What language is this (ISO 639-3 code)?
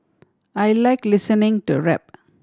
eng